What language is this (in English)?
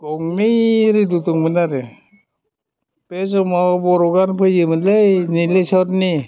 Bodo